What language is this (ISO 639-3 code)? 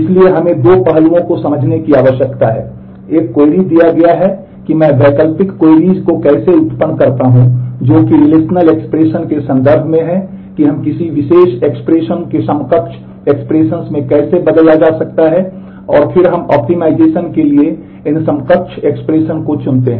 hin